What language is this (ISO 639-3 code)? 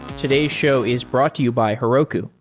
eng